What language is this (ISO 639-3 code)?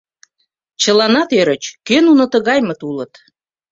chm